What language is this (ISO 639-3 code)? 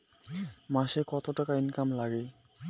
ben